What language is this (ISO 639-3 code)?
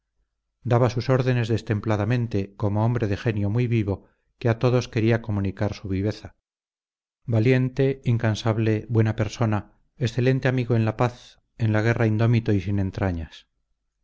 spa